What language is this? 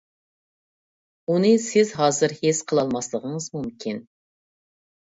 Uyghur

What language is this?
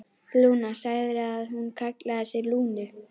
Icelandic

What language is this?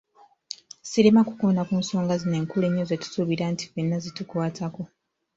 Ganda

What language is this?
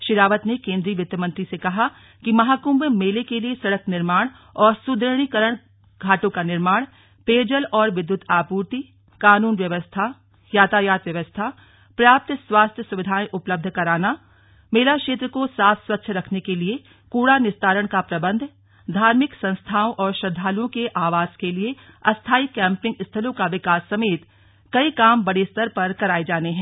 Hindi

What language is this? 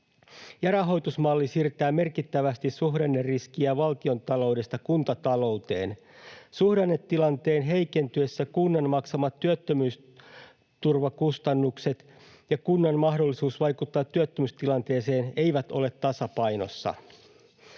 Finnish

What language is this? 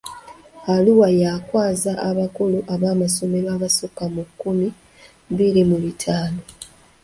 Ganda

